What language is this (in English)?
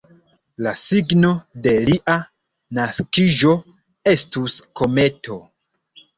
Esperanto